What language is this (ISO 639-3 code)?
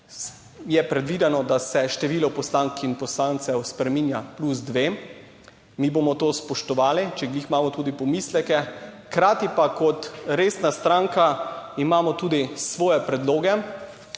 slv